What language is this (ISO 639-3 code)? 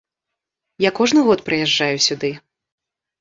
bel